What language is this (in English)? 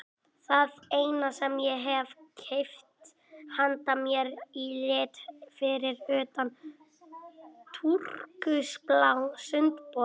Icelandic